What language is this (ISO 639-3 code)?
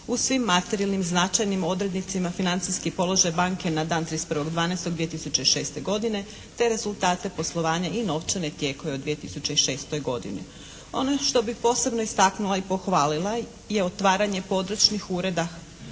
hrv